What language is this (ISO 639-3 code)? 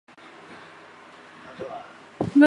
zho